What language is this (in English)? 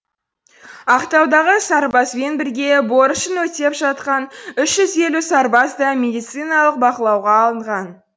Kazakh